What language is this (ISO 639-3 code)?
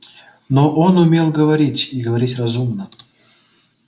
rus